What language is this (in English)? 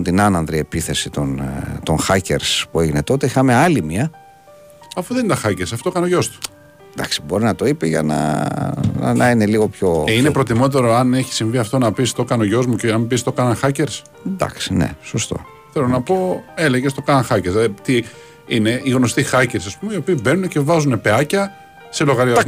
Greek